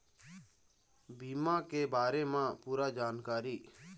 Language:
Chhattisgarhi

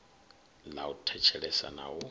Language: Venda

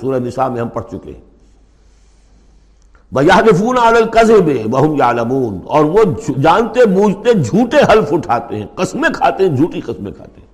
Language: Urdu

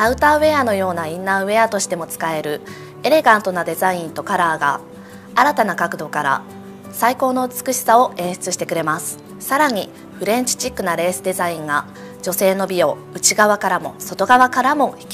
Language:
Japanese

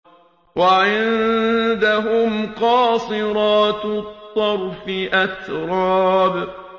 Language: Arabic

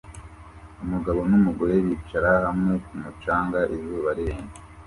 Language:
Kinyarwanda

